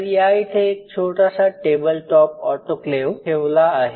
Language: Marathi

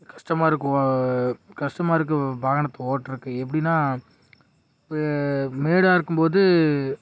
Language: Tamil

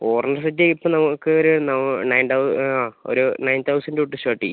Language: Malayalam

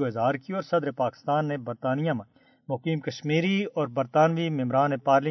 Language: Urdu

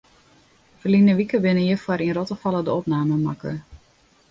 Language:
Western Frisian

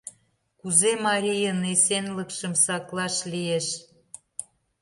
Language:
Mari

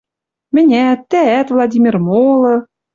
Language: Western Mari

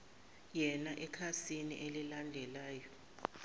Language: Zulu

